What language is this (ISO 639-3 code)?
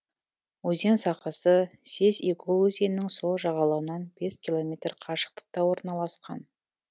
kaz